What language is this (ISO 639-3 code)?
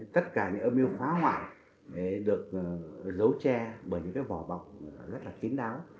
vie